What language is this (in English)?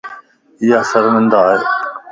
Lasi